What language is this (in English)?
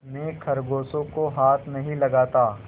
Hindi